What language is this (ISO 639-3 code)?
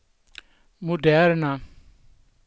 swe